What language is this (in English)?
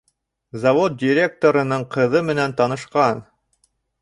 Bashkir